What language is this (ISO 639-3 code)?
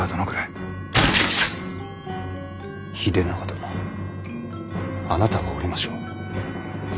jpn